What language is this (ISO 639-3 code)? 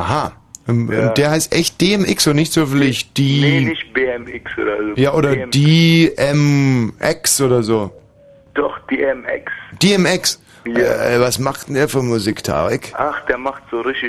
deu